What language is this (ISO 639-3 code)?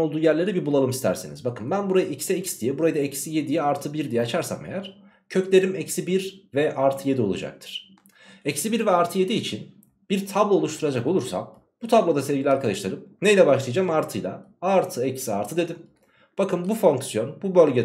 tur